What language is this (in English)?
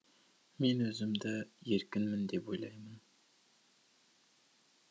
Kazakh